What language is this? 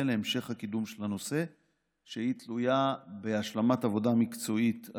Hebrew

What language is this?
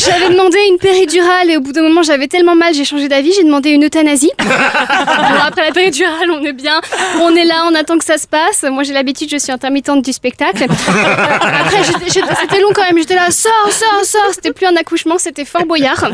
French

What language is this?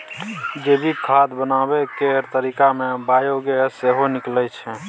Maithili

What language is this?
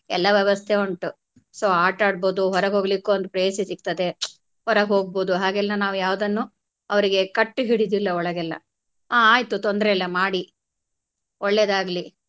Kannada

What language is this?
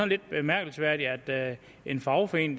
Danish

